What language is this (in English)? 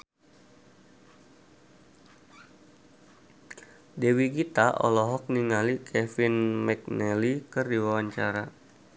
Sundanese